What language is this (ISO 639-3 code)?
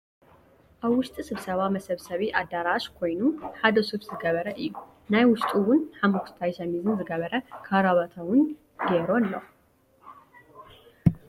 tir